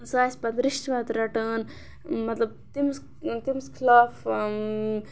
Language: Kashmiri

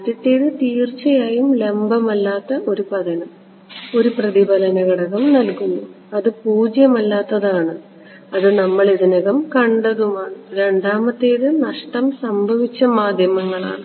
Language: Malayalam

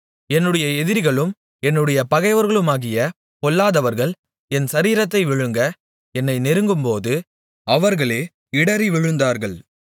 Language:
Tamil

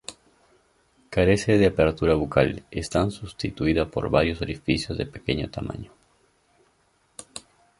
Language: Spanish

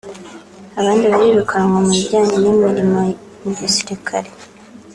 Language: Kinyarwanda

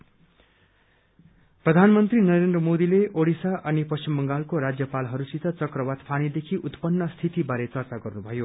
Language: Nepali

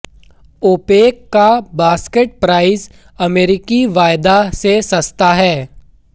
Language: Hindi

